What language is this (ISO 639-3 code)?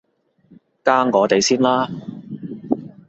yue